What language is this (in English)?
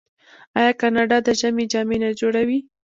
Pashto